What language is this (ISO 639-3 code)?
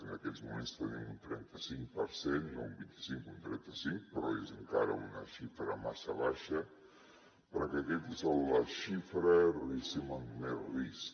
cat